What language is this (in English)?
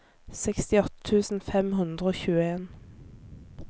Norwegian